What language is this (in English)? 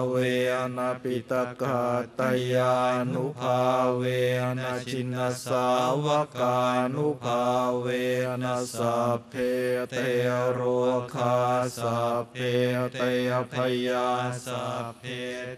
Thai